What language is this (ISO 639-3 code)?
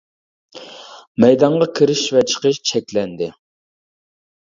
uig